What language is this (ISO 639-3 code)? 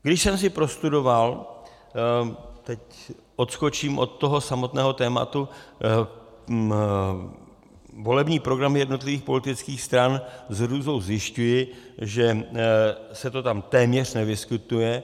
ces